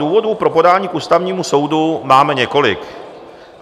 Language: Czech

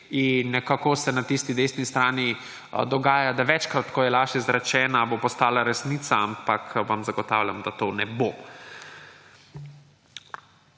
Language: Slovenian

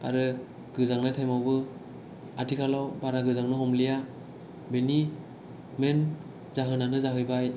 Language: Bodo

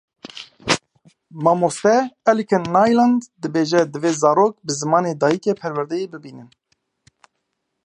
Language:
Kurdish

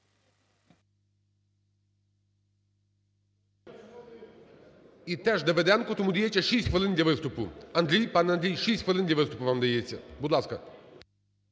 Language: Ukrainian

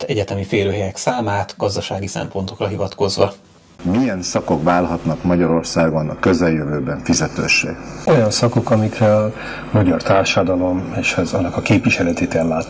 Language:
Hungarian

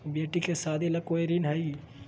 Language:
Magahi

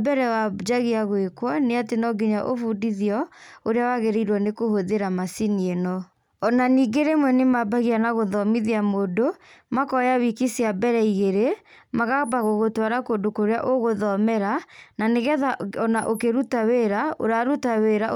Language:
Kikuyu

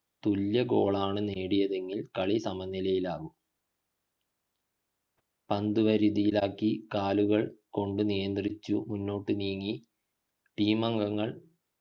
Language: Malayalam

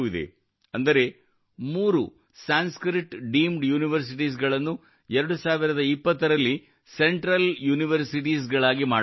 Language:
Kannada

